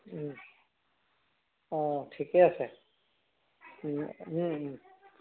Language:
Assamese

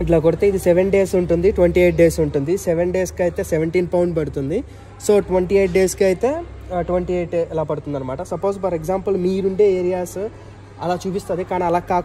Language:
Hindi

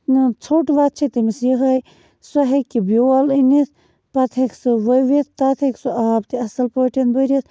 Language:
Kashmiri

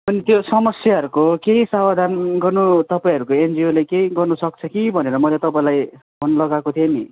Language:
Nepali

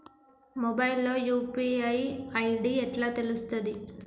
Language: Telugu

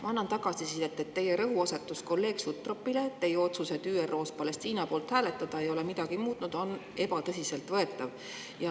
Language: Estonian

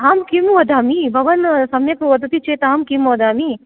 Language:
Sanskrit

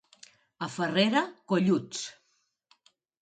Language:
Catalan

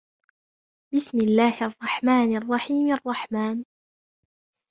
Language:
Arabic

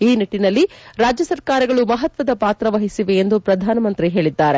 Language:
Kannada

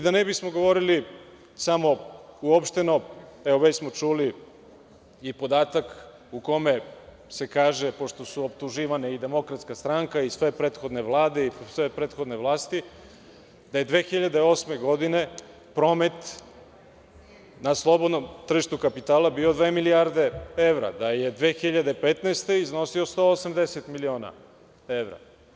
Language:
Serbian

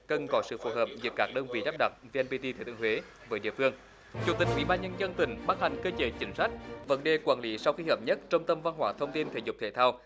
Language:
Vietnamese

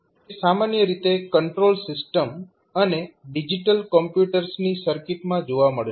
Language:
Gujarati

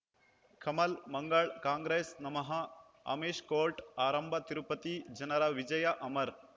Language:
Kannada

